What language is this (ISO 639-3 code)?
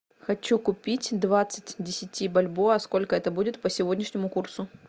rus